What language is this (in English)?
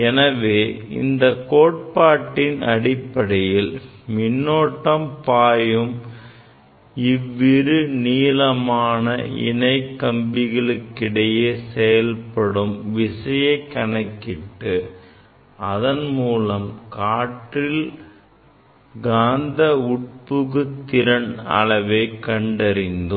Tamil